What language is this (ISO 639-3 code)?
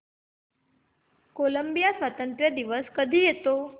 mar